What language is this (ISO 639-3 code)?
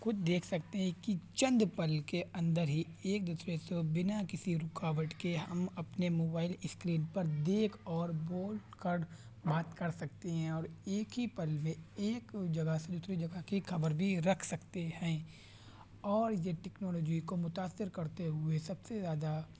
urd